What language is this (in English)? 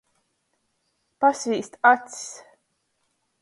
Latgalian